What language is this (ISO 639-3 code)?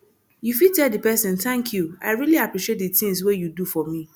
pcm